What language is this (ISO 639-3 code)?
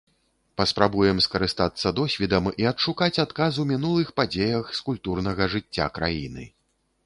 bel